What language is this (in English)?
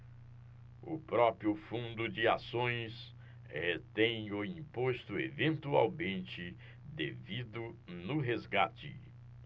Portuguese